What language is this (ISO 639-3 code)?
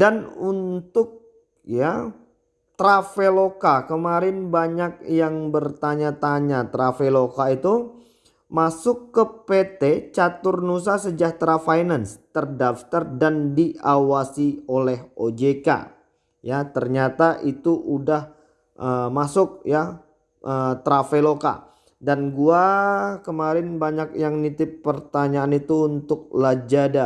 ind